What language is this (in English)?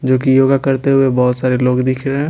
Hindi